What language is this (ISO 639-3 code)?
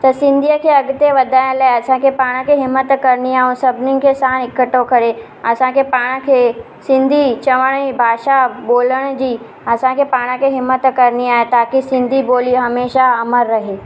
snd